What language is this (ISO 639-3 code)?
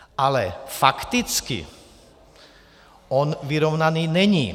ces